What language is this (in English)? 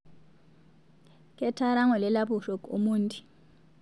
Masai